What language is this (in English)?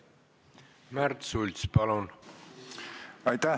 Estonian